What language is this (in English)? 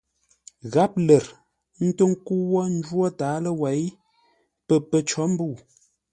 Ngombale